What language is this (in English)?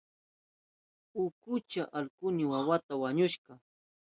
Southern Pastaza Quechua